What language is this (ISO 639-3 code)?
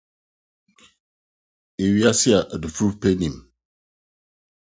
aka